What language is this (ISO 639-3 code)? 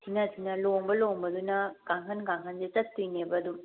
mni